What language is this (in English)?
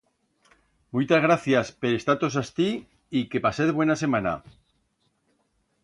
Aragonese